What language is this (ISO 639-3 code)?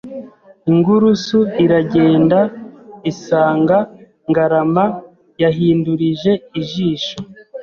kin